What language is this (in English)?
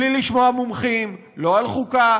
Hebrew